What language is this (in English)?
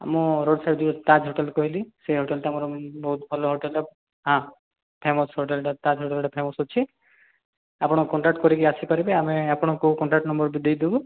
Odia